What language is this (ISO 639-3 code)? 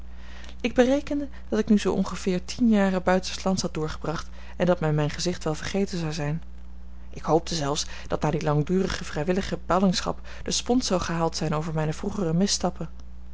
nld